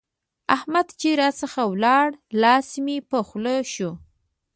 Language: Pashto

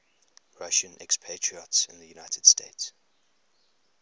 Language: English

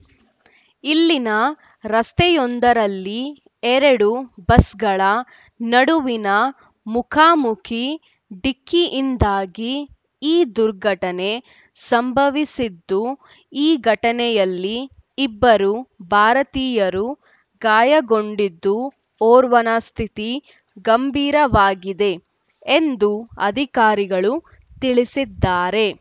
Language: Kannada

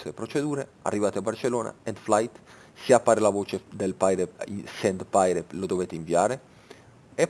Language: Italian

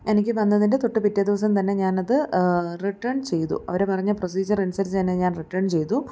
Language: Malayalam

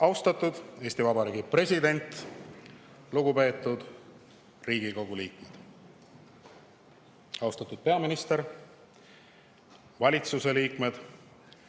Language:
Estonian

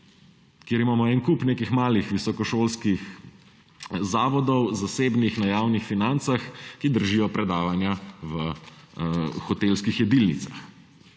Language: Slovenian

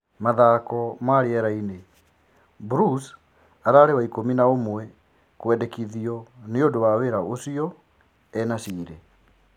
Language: Kikuyu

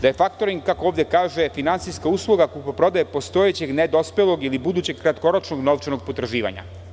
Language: Serbian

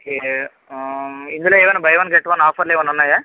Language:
Telugu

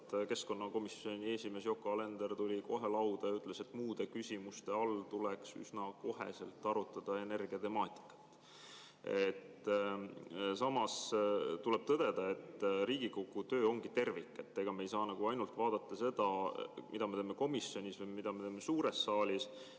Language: Estonian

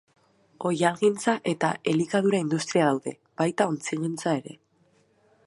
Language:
Basque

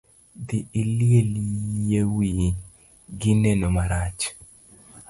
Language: Luo (Kenya and Tanzania)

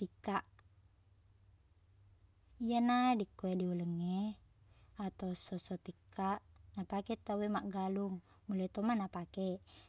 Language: Buginese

